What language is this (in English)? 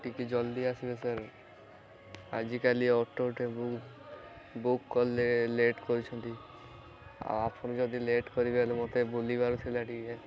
Odia